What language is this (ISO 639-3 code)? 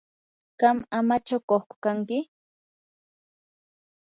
qur